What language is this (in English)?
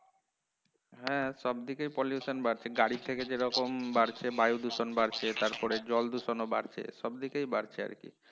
Bangla